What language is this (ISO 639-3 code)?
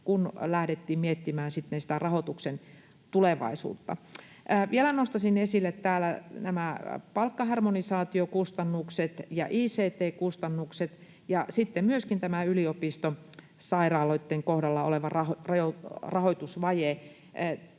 fin